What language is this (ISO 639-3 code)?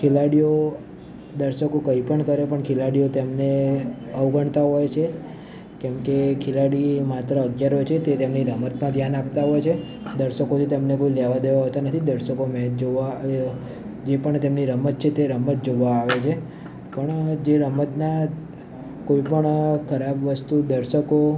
guj